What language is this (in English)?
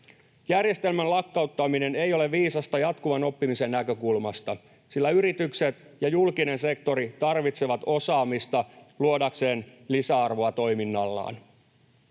Finnish